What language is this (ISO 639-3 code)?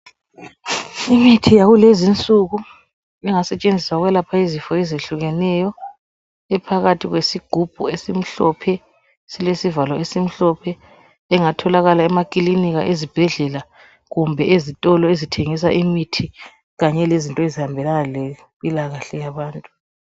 nde